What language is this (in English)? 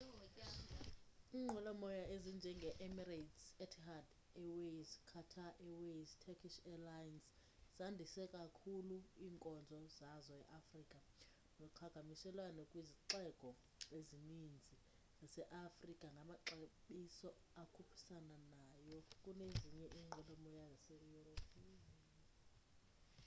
Xhosa